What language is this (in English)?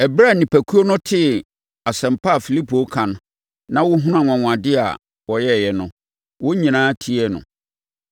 Akan